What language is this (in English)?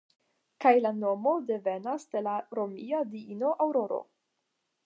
Esperanto